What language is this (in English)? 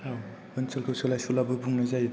Bodo